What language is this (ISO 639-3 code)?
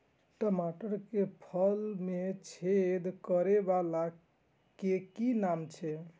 mai